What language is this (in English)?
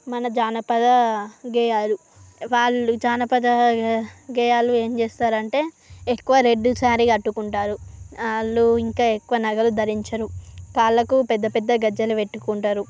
Telugu